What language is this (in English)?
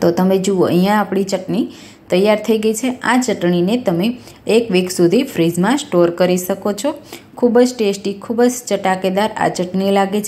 Hindi